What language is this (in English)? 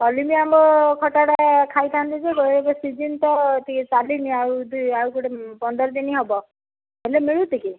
Odia